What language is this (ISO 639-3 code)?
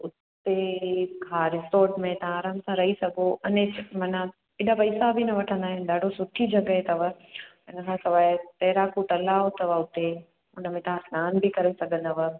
snd